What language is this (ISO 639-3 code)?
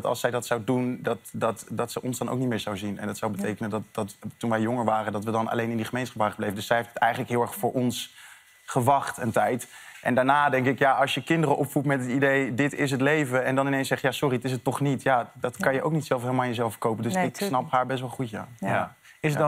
nld